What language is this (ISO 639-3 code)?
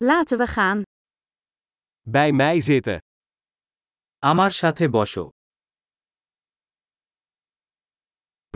nld